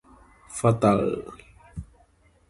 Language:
Galician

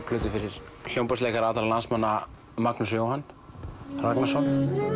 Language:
Icelandic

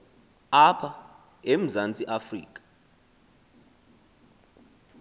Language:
Xhosa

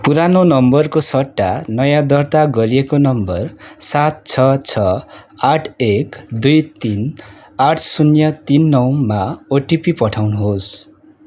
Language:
Nepali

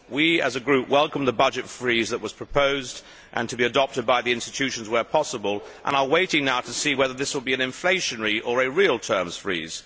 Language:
English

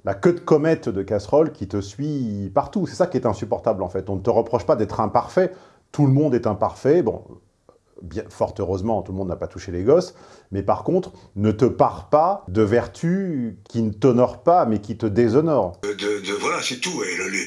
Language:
French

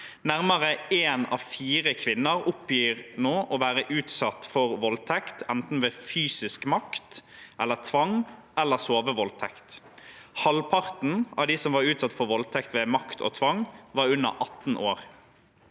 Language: Norwegian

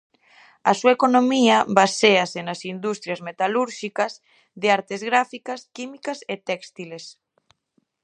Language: Galician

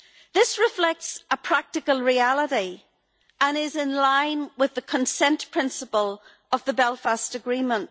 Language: English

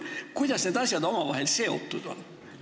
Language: Estonian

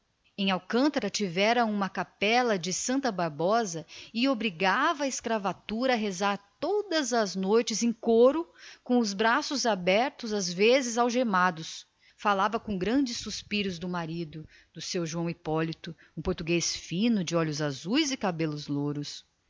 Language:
Portuguese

